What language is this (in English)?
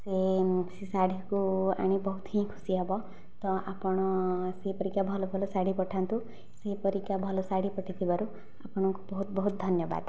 Odia